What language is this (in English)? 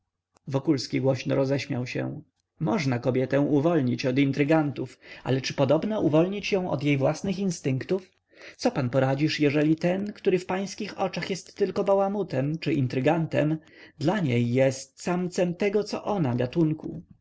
Polish